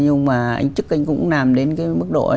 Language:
Vietnamese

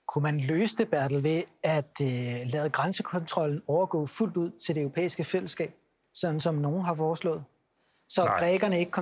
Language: Danish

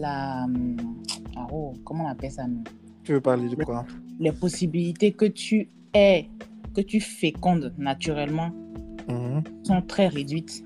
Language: French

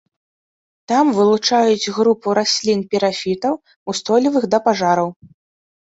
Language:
Belarusian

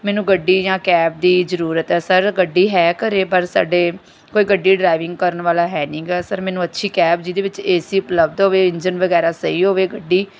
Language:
Punjabi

